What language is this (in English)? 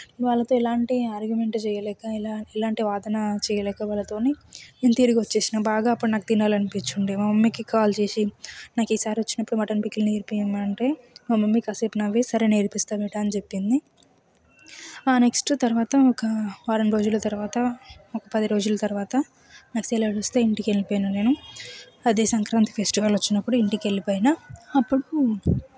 Telugu